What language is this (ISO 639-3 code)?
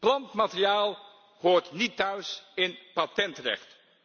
nld